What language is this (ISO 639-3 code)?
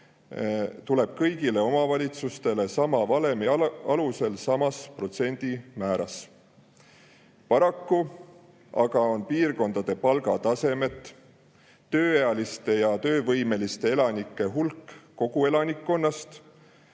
est